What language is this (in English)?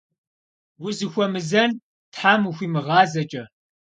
Kabardian